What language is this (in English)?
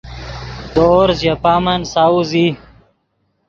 Yidgha